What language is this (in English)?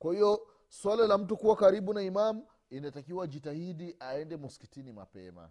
Swahili